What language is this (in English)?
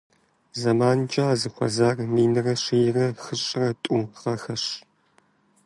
Kabardian